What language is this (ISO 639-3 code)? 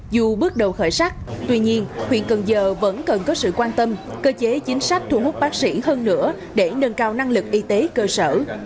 vie